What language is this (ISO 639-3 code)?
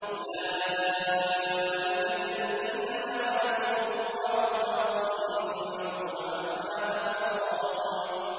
ara